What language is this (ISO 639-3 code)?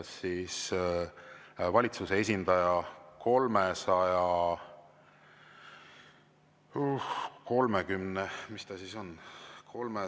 est